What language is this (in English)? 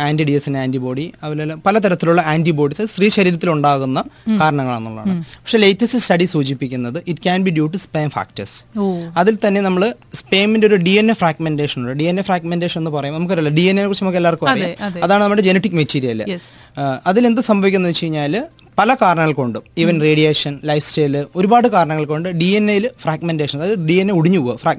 Malayalam